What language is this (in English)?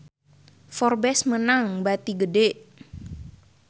Sundanese